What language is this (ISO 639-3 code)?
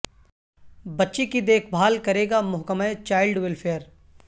urd